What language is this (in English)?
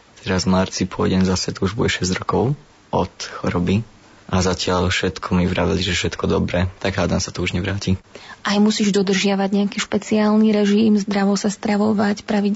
Slovak